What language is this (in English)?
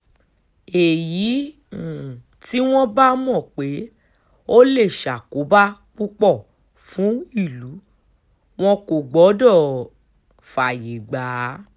Yoruba